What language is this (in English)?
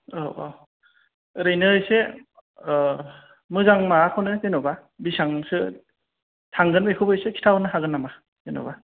Bodo